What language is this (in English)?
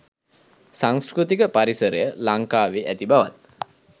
Sinhala